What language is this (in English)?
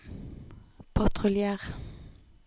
Norwegian